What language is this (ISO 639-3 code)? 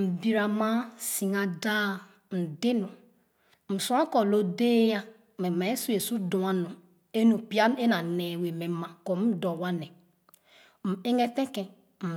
ogo